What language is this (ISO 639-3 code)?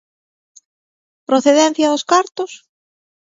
glg